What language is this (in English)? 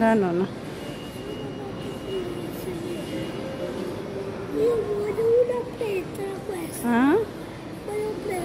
Romanian